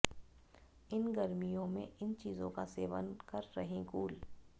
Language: Hindi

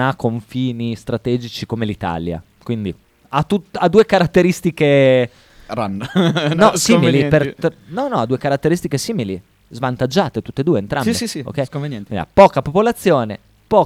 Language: Italian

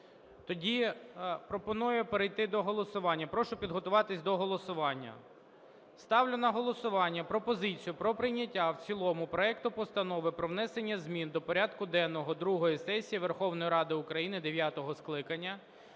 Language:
Ukrainian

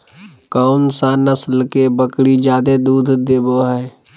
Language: Magahi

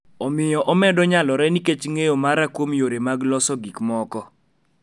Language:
Luo (Kenya and Tanzania)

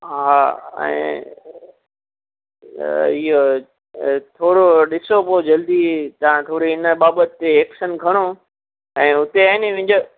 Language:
Sindhi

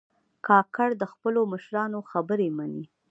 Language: Pashto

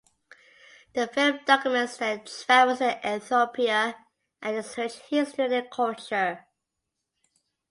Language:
English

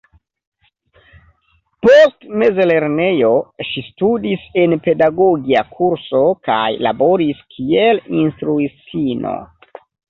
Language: Esperanto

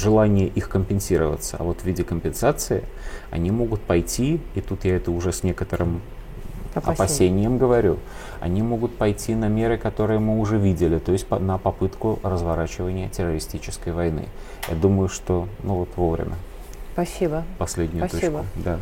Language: Russian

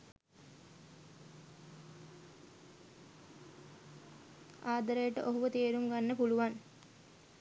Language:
Sinhala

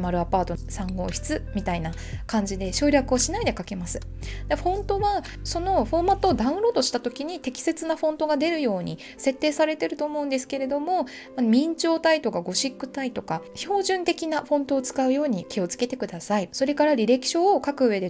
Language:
Japanese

